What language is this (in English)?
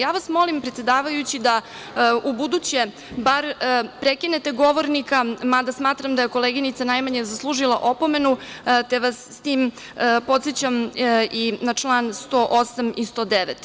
Serbian